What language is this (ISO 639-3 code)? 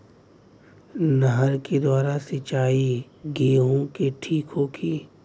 bho